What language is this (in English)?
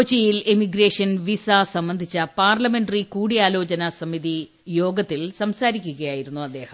Malayalam